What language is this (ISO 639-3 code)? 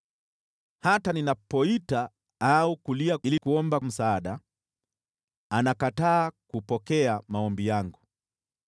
swa